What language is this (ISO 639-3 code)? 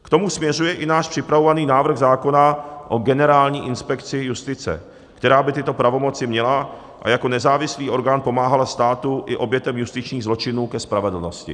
ces